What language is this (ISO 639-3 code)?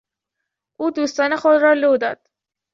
fas